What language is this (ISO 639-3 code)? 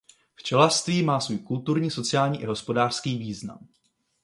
ces